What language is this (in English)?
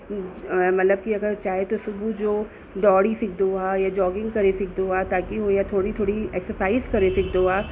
Sindhi